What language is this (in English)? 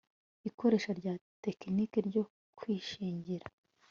Kinyarwanda